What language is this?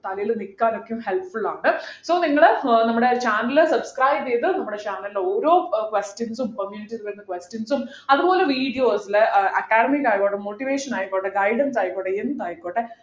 Malayalam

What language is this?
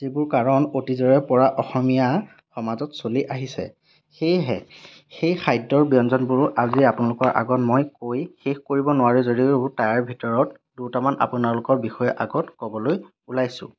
Assamese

